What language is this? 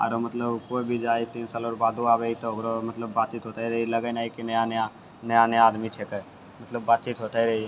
Maithili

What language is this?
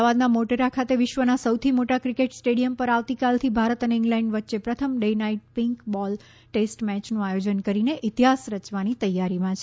Gujarati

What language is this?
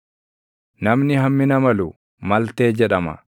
Oromo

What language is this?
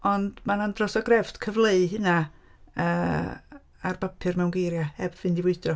Welsh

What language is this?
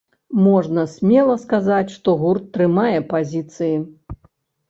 Belarusian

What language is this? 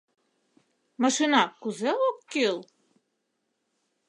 Mari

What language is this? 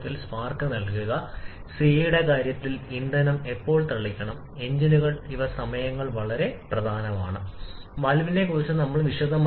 Malayalam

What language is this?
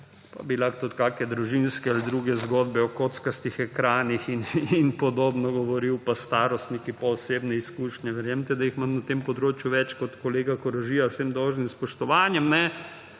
Slovenian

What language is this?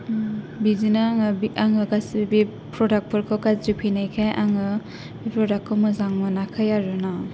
Bodo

